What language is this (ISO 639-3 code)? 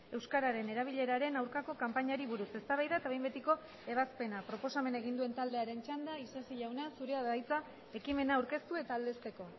eus